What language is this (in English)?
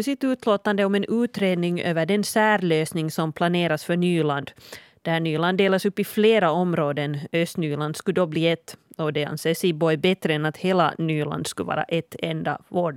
Swedish